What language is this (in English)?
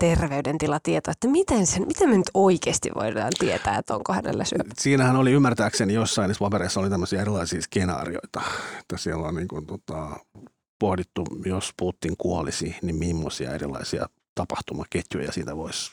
Finnish